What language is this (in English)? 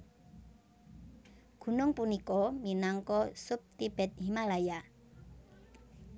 Javanese